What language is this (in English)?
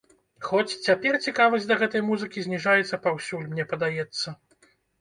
Belarusian